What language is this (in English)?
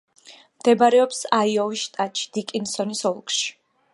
Georgian